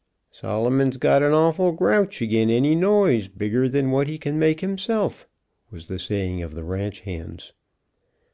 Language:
English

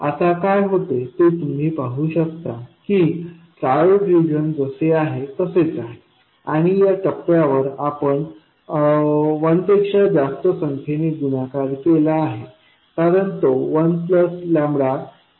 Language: Marathi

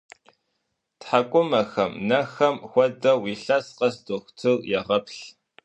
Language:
Kabardian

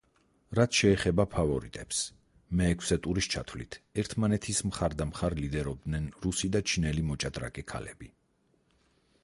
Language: Georgian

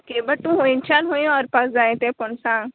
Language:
Konkani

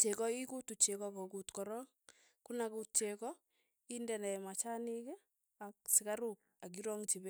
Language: Tugen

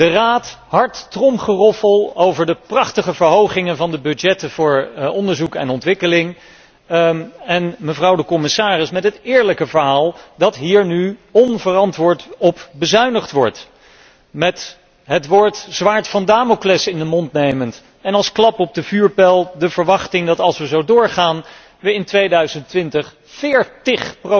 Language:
Dutch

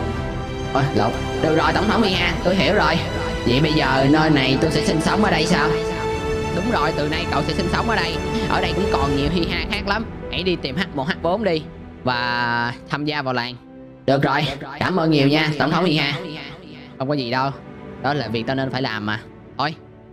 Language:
Vietnamese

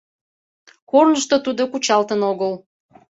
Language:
Mari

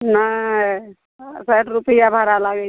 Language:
Maithili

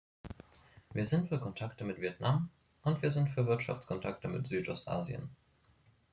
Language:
German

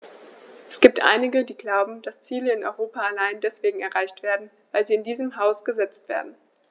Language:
German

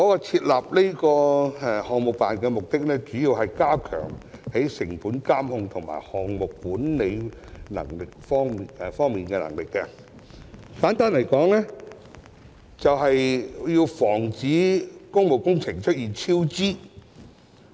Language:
Cantonese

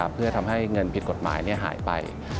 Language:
Thai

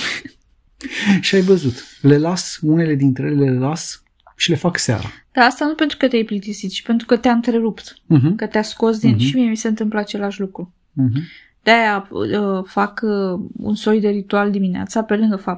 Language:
Romanian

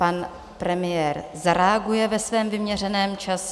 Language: Czech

